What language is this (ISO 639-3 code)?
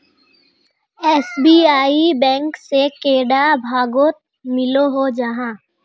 mag